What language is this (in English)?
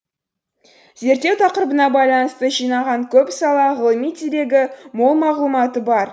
Kazakh